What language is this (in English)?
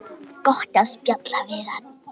Icelandic